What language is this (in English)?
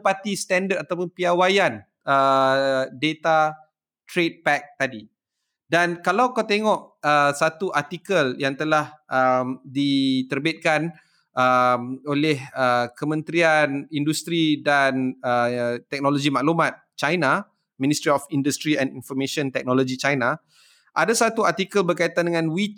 Malay